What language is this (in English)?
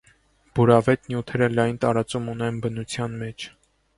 Armenian